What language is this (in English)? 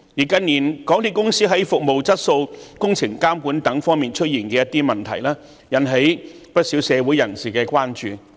Cantonese